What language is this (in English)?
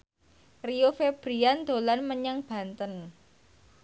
Javanese